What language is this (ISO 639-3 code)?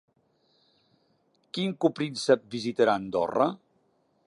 cat